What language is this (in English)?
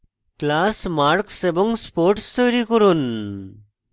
Bangla